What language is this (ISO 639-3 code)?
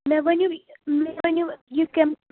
kas